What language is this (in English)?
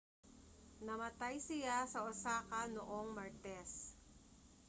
Filipino